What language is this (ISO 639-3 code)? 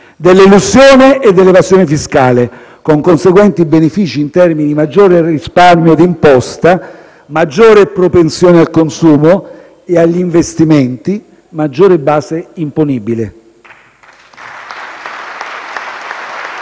ita